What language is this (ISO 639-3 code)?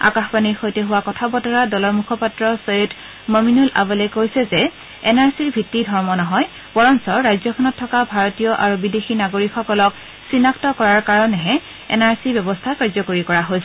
asm